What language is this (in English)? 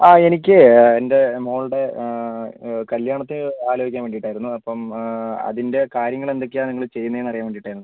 Malayalam